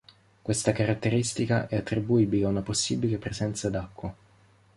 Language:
Italian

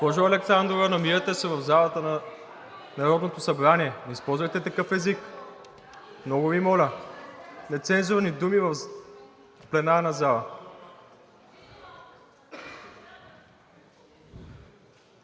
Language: Bulgarian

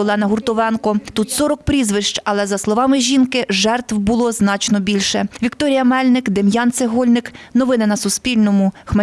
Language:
Ukrainian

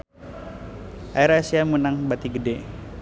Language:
Sundanese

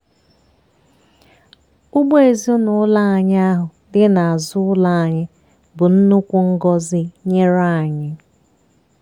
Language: Igbo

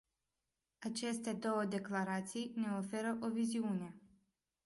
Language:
Romanian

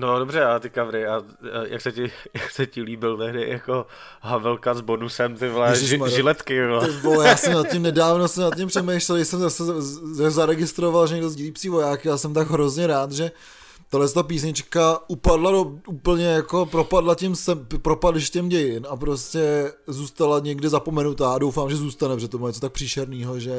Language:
Czech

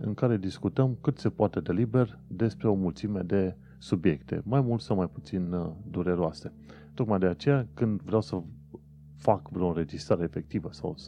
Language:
Romanian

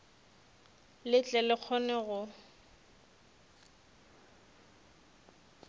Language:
Northern Sotho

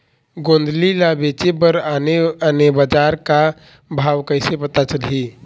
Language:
Chhattisgarhi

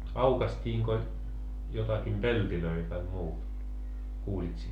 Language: Finnish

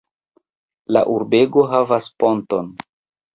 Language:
Esperanto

